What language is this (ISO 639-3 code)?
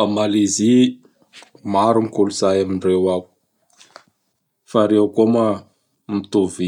bhr